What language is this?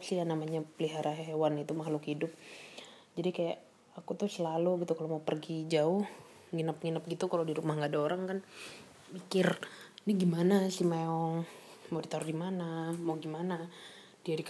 Indonesian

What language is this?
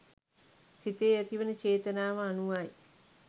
Sinhala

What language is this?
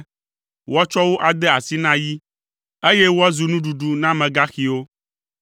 Ewe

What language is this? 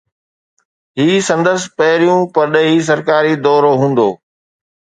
Sindhi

